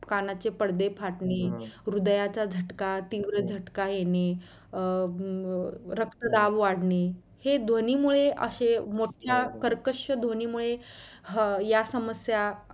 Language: Marathi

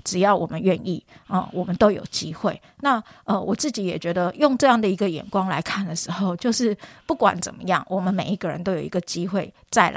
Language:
Chinese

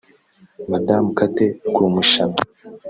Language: Kinyarwanda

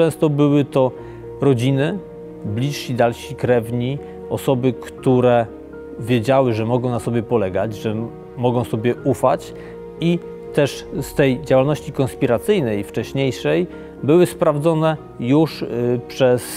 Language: Polish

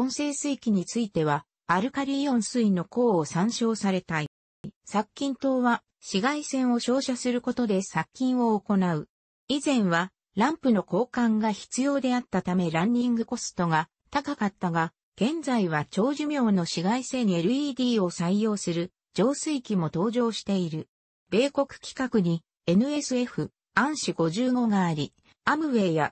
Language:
Japanese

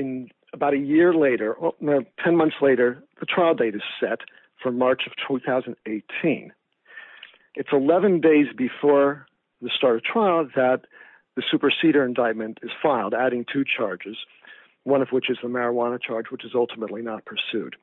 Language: English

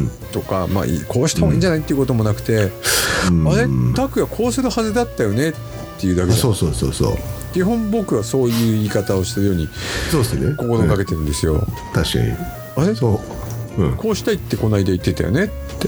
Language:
Japanese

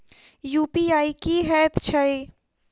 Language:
Maithili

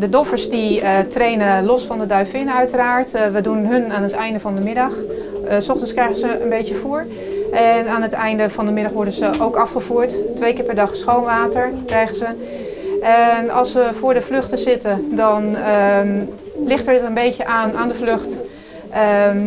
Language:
Dutch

